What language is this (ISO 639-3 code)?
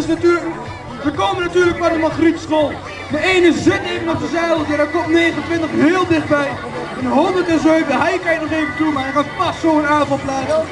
nld